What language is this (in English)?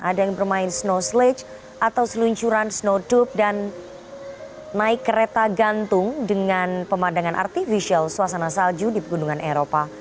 Indonesian